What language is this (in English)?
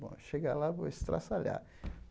Portuguese